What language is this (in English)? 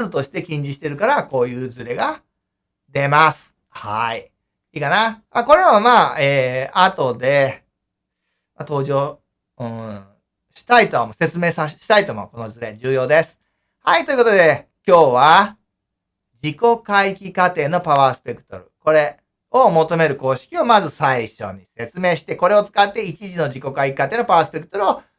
Japanese